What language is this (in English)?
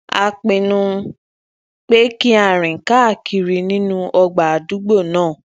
Yoruba